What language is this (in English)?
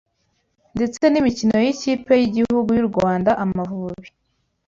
Kinyarwanda